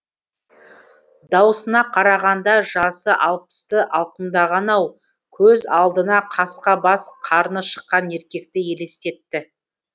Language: Kazakh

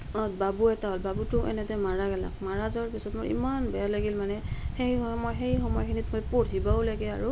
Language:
Assamese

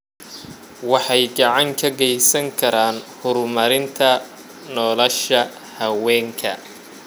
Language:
Somali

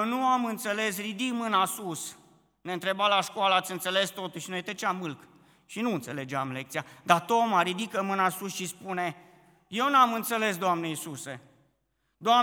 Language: Romanian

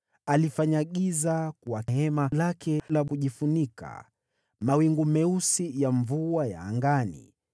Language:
Swahili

